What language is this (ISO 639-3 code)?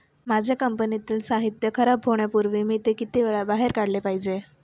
mar